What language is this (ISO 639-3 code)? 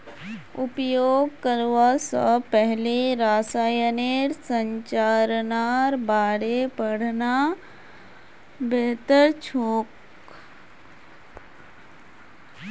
mag